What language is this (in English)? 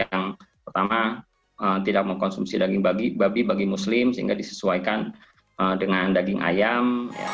Indonesian